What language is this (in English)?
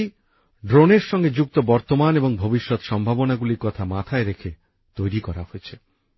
Bangla